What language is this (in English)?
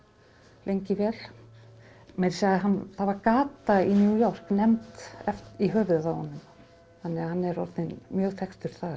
Icelandic